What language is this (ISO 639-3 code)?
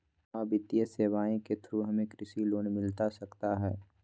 mag